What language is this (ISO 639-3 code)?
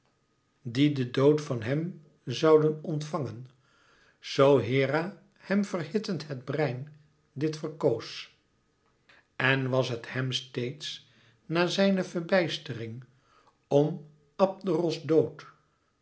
nld